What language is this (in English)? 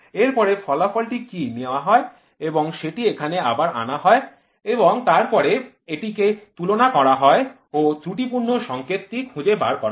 Bangla